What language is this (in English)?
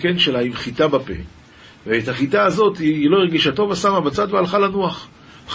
Hebrew